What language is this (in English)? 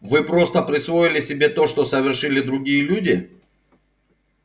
Russian